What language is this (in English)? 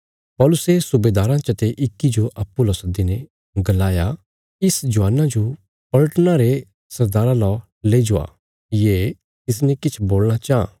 Bilaspuri